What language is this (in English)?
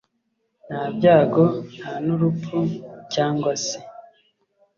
Kinyarwanda